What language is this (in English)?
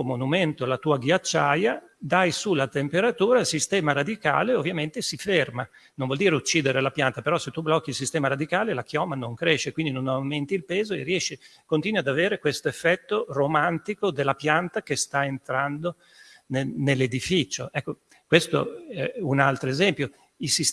Italian